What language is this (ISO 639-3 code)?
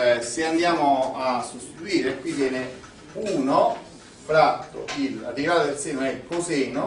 ita